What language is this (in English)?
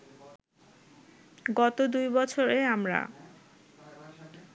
Bangla